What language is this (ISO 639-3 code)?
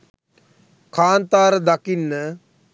sin